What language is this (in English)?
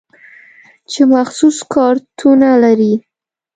Pashto